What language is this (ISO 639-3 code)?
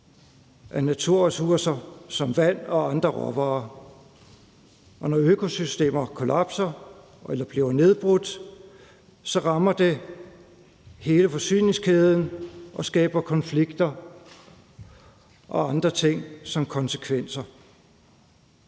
dan